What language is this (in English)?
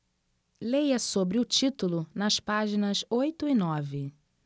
Portuguese